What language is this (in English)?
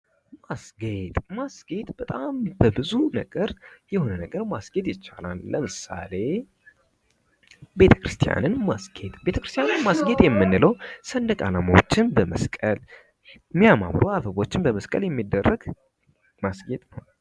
Amharic